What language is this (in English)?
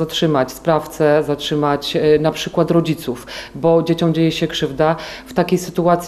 Polish